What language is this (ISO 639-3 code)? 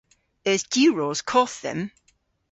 cor